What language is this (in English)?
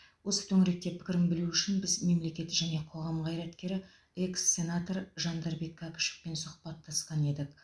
Kazakh